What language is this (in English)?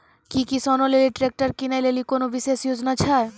Maithili